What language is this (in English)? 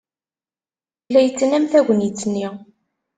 Kabyle